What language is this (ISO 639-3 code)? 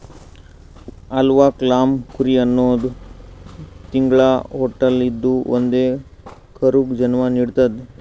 kan